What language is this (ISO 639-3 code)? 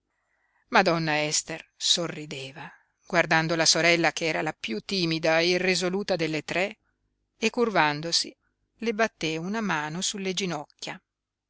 ita